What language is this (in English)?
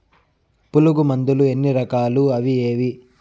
Telugu